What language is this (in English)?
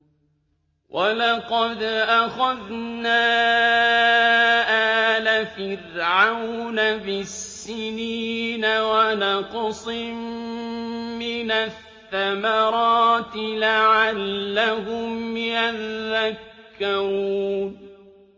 Arabic